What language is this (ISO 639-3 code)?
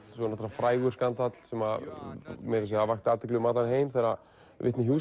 isl